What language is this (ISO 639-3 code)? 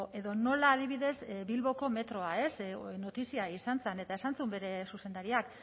eus